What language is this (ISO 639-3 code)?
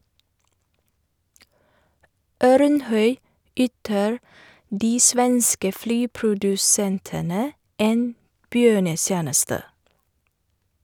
nor